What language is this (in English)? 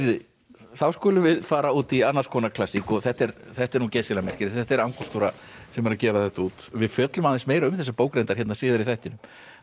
Icelandic